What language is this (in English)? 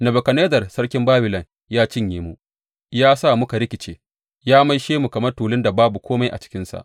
Hausa